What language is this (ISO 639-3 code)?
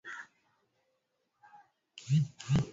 swa